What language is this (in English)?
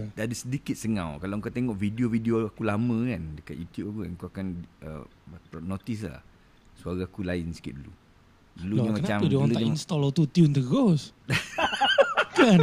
Malay